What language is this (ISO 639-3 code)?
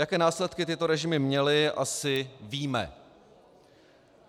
ces